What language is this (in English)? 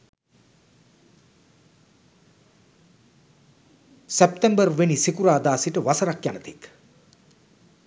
Sinhala